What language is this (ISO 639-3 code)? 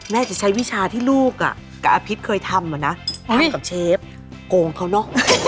tha